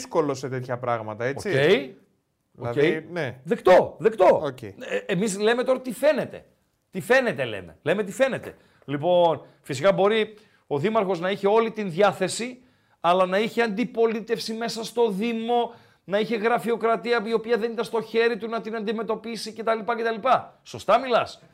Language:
Greek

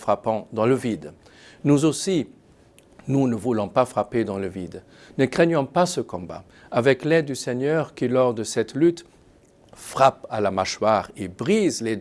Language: French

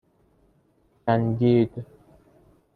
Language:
Persian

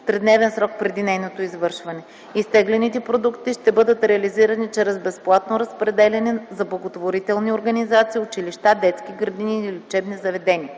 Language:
Bulgarian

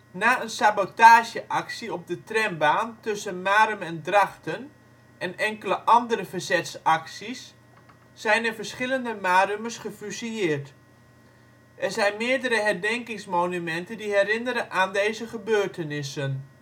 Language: Dutch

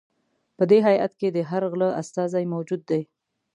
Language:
Pashto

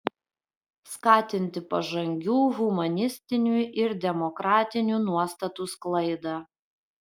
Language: Lithuanian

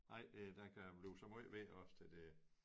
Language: Danish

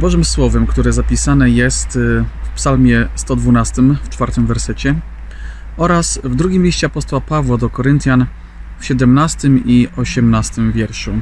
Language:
Polish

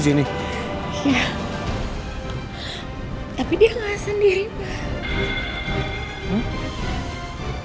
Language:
Indonesian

